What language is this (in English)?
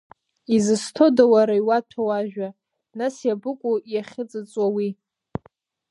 Abkhazian